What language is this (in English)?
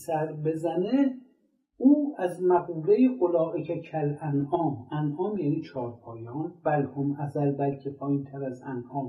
Persian